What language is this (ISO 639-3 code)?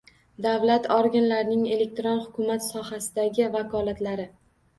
uzb